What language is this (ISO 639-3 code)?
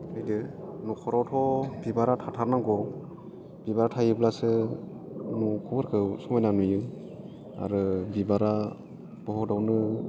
brx